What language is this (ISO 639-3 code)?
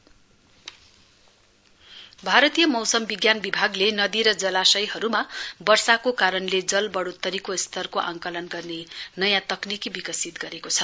nep